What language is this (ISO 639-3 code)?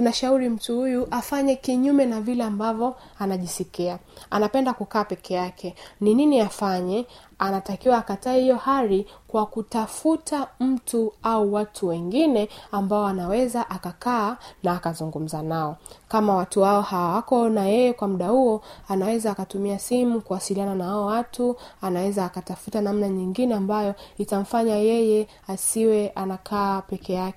swa